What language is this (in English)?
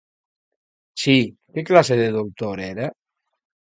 Galician